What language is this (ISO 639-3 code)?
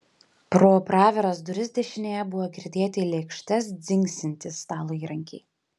lit